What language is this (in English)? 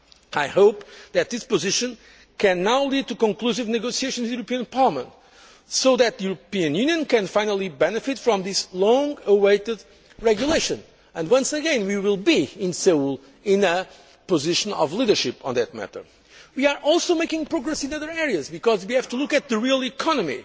English